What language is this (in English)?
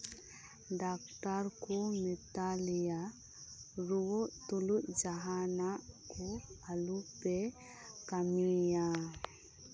Santali